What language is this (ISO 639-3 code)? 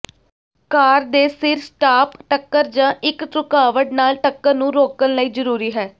pan